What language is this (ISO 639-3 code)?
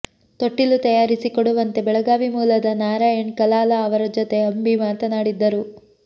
kan